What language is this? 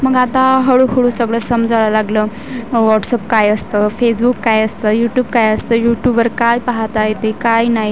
Marathi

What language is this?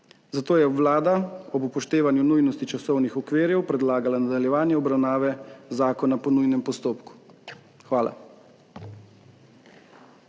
Slovenian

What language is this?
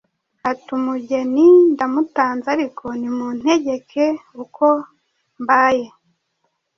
Kinyarwanda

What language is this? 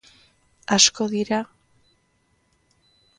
Basque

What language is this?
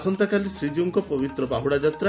Odia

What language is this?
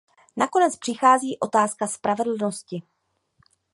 Czech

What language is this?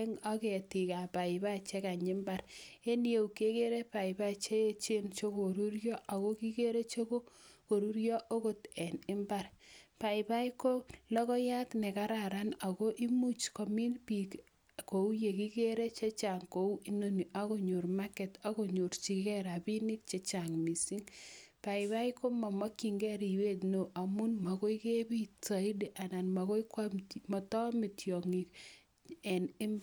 Kalenjin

